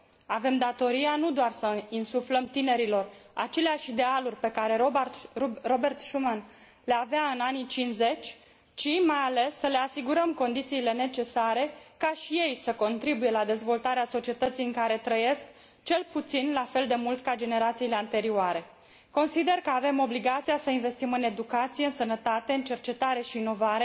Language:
Romanian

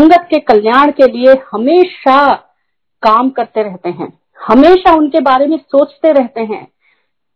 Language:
Hindi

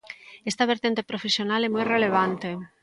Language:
Galician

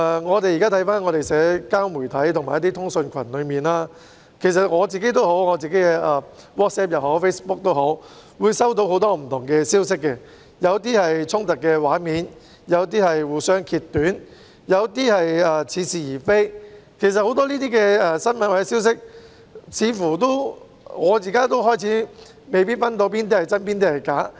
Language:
Cantonese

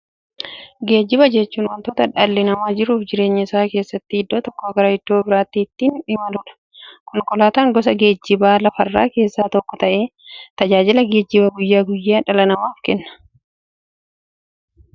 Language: Oromo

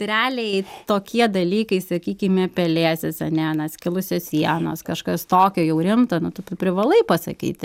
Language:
Lithuanian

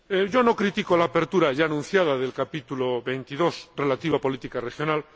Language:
Spanish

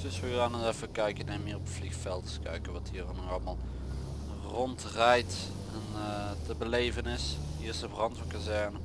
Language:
Dutch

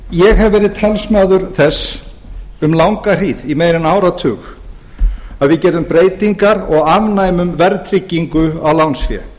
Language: Icelandic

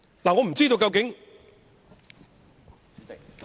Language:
Cantonese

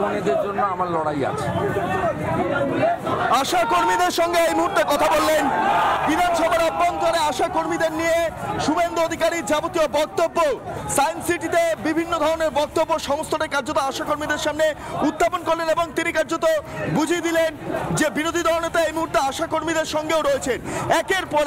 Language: Bangla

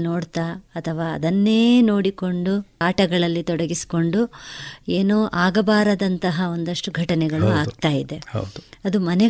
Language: Kannada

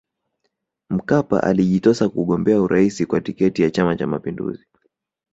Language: Swahili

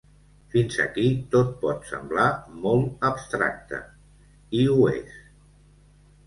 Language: Catalan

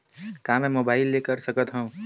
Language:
Chhattisgarhi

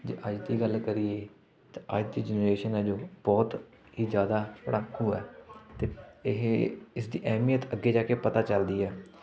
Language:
Punjabi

